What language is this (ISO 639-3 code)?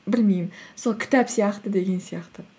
kaz